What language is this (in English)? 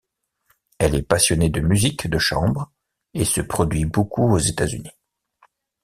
French